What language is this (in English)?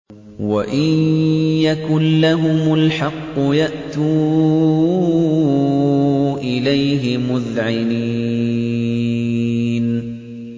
Arabic